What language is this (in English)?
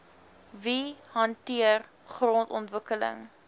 Afrikaans